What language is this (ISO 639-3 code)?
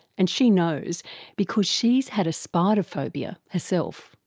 eng